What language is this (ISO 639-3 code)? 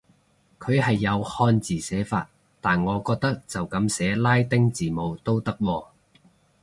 yue